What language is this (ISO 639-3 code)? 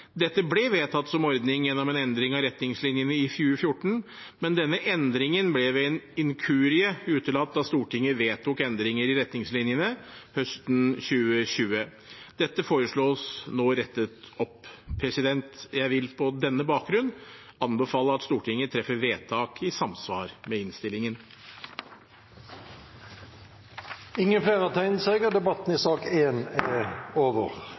nob